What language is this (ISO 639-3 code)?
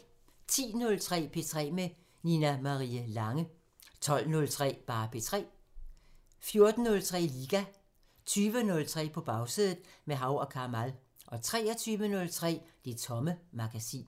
dan